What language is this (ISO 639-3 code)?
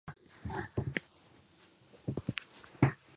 jpn